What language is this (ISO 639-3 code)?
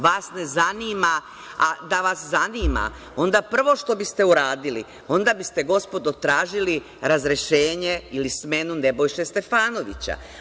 srp